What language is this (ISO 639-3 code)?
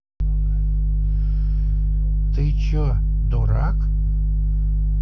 rus